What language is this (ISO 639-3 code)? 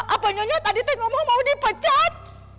ind